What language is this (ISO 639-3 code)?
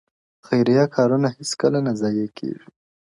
pus